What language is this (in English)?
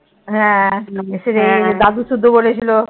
Bangla